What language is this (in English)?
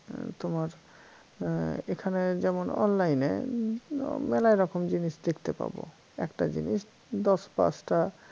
Bangla